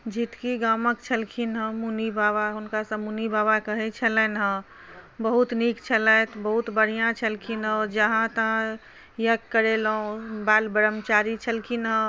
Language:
Maithili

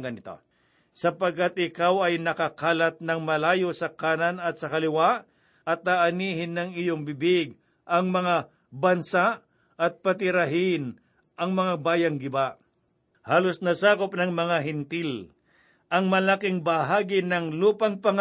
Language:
Filipino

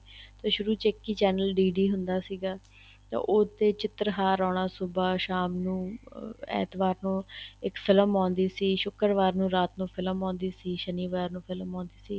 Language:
Punjabi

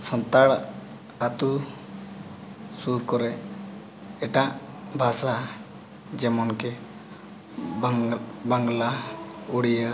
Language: Santali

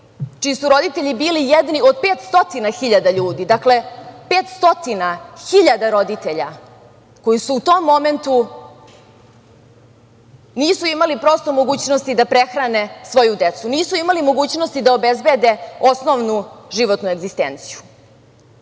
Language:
Serbian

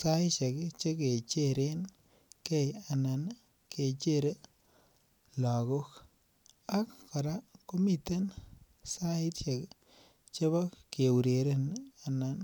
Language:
Kalenjin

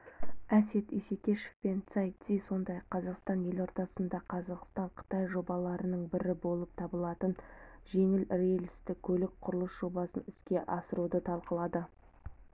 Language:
Kazakh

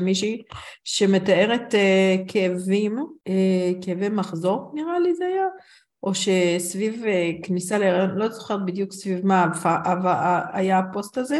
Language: Hebrew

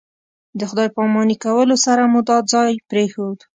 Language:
Pashto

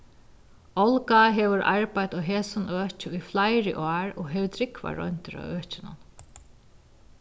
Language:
Faroese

